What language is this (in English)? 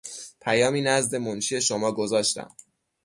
Persian